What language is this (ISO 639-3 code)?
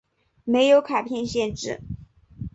zho